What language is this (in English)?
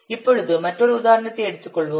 Tamil